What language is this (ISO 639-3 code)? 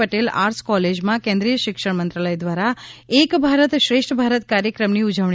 guj